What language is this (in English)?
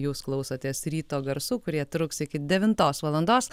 Lithuanian